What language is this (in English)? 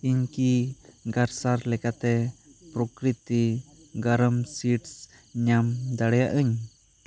Santali